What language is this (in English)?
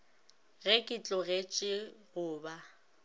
Northern Sotho